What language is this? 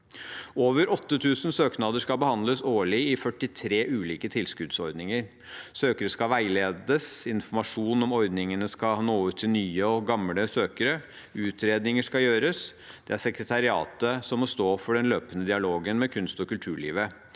Norwegian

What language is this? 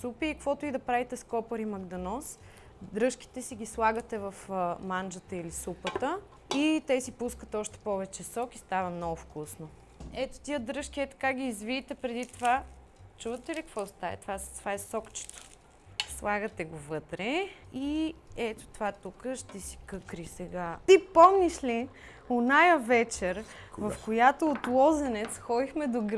Bulgarian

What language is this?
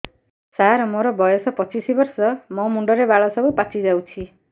Odia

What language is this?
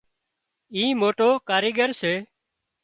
Wadiyara Koli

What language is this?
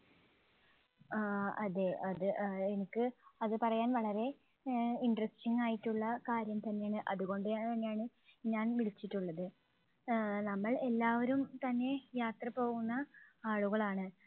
Malayalam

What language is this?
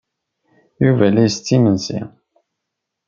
Kabyle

